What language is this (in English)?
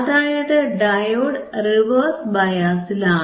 Malayalam